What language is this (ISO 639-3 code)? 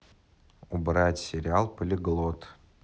rus